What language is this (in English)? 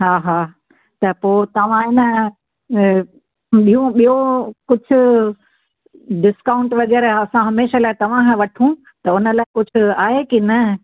Sindhi